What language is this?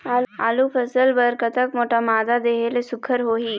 Chhattisgarhi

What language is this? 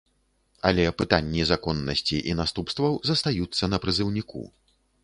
Belarusian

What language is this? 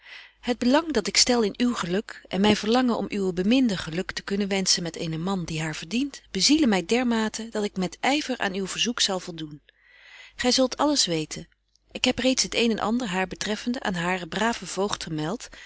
Dutch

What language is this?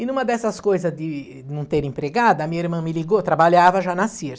Portuguese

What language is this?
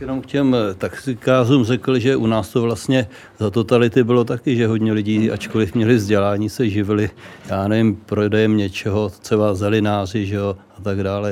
Czech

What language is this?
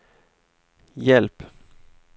Swedish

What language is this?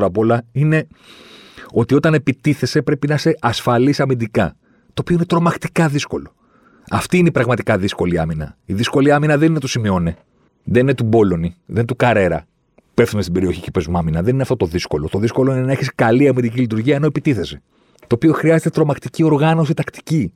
Greek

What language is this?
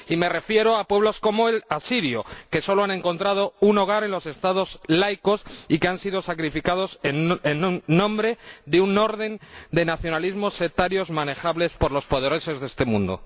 Spanish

